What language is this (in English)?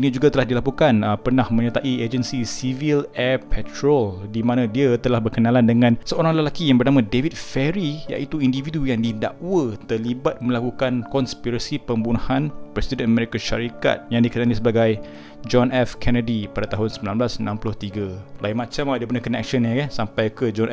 Malay